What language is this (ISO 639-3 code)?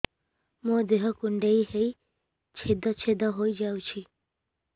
ori